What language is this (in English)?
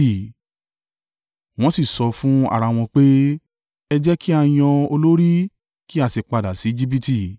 Yoruba